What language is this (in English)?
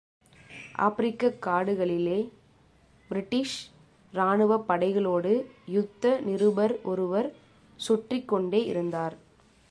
Tamil